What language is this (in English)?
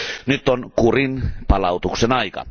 Finnish